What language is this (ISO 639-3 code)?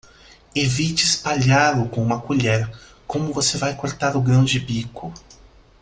por